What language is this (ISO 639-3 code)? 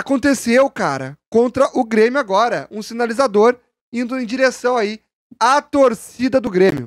por